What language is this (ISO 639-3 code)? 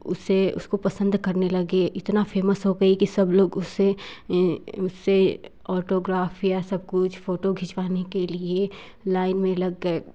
hin